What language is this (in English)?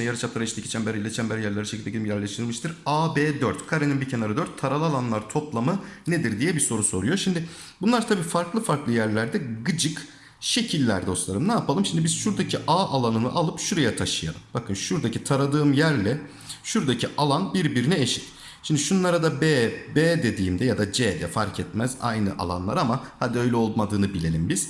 Turkish